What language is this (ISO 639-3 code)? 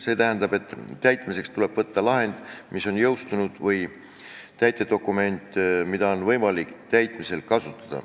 est